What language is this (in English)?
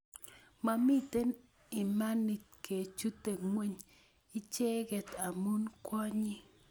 Kalenjin